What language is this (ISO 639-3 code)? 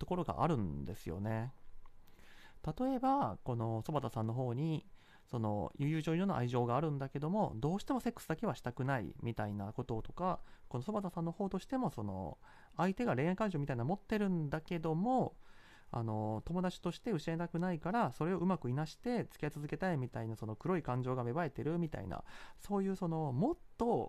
jpn